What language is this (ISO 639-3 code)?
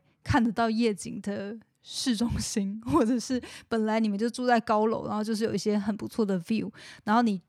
zho